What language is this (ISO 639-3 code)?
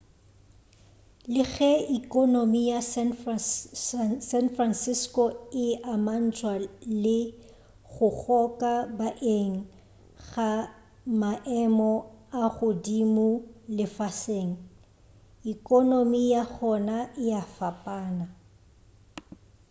nso